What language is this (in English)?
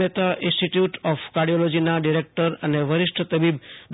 Gujarati